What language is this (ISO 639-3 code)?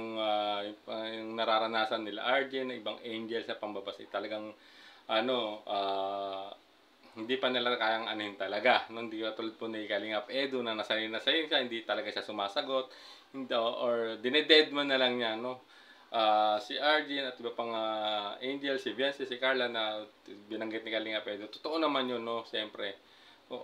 fil